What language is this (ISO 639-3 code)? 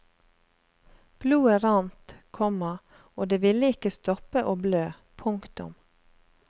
nor